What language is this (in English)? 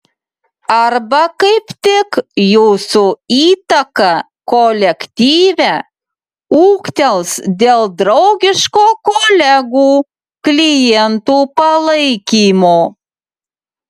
Lithuanian